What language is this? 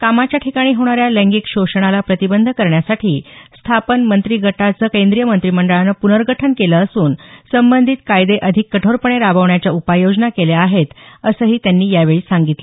Marathi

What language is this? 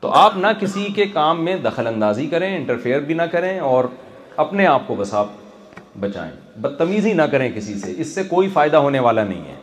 Urdu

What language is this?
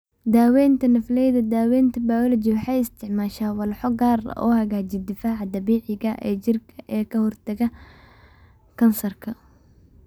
Somali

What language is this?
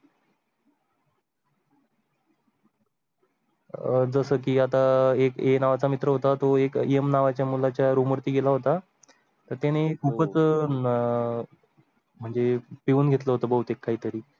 Marathi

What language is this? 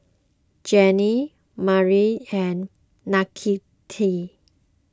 English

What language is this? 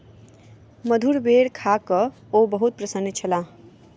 Maithili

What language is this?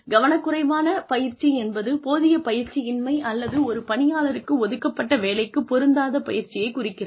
Tamil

